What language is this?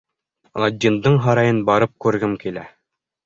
Bashkir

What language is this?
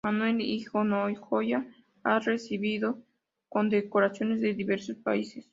Spanish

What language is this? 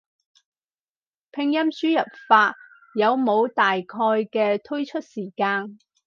Cantonese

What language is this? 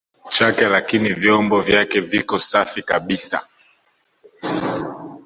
Swahili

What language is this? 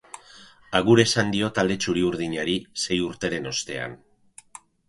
Basque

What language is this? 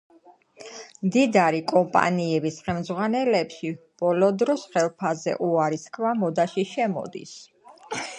Georgian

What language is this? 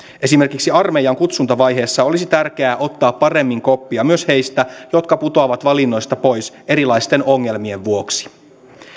Finnish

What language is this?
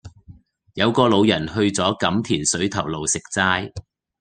Cantonese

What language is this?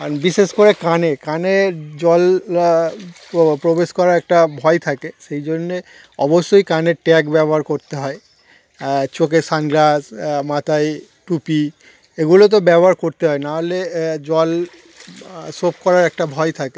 Bangla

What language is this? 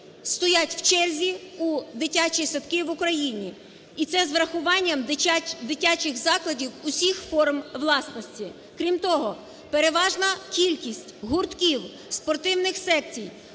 Ukrainian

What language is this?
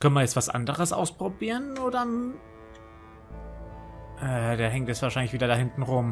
German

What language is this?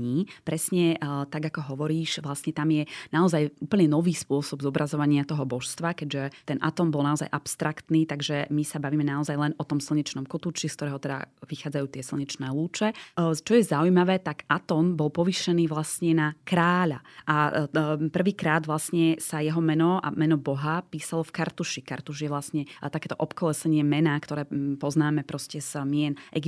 Slovak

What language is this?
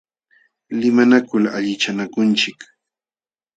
Jauja Wanca Quechua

